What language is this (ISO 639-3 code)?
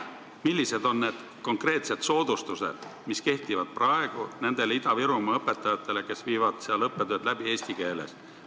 est